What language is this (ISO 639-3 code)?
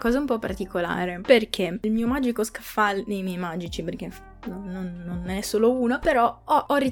ita